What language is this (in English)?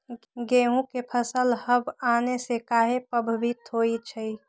Magahi